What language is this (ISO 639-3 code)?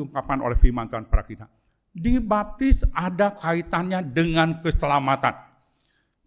ind